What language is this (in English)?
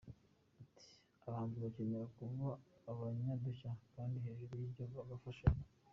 Kinyarwanda